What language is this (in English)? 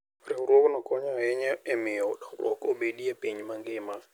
Luo (Kenya and Tanzania)